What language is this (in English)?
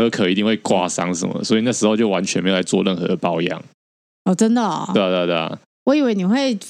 Chinese